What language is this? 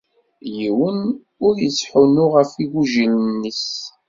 Kabyle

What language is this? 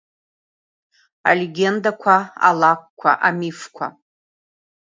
Abkhazian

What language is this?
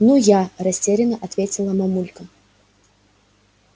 Russian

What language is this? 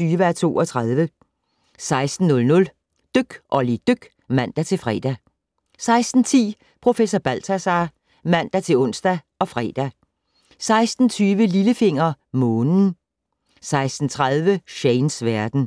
Danish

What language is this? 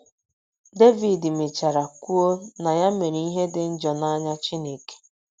Igbo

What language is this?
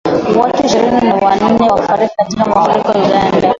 Swahili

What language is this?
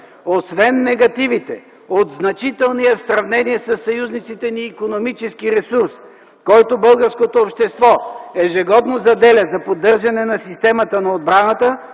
Bulgarian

